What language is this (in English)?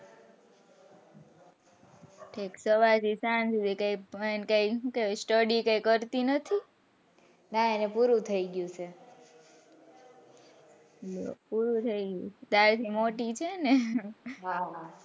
Gujarati